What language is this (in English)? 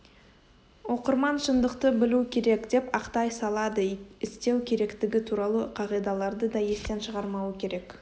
Kazakh